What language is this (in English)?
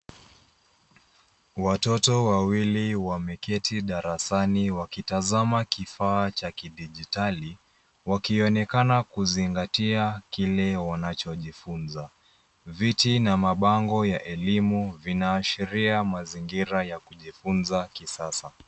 Swahili